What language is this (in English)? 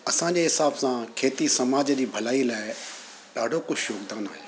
Sindhi